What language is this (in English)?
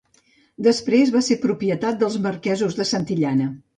Catalan